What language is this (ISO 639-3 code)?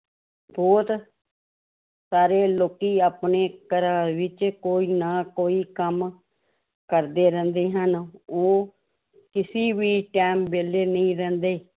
pan